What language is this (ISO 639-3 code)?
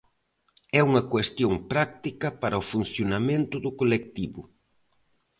glg